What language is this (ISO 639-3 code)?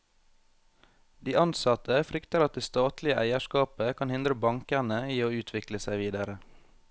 nor